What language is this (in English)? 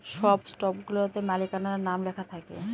Bangla